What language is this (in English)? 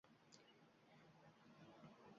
Uzbek